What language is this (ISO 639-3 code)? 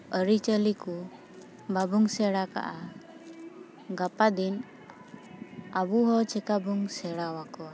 sat